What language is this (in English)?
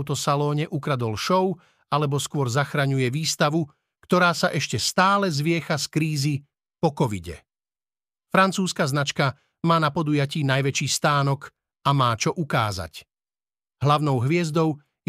Slovak